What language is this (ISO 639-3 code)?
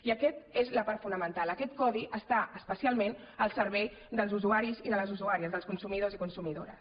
cat